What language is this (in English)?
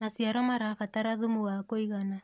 Kikuyu